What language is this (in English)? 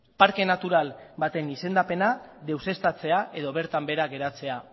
Basque